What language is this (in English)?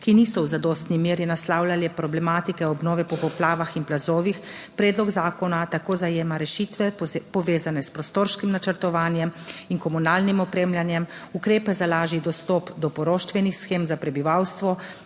Slovenian